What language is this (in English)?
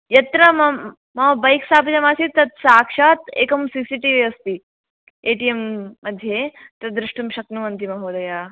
Sanskrit